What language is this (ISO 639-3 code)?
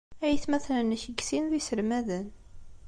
kab